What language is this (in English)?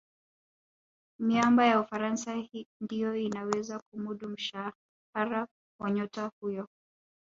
Swahili